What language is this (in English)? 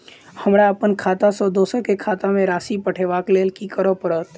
Maithili